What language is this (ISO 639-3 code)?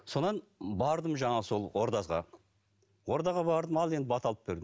kaz